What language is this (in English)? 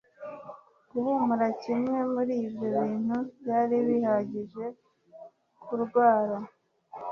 Kinyarwanda